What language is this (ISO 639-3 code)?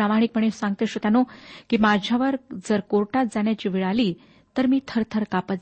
mar